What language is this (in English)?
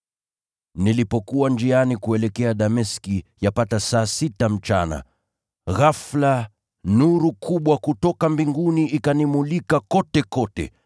Swahili